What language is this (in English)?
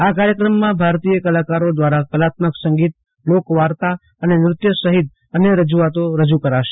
Gujarati